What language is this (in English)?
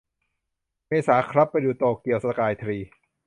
Thai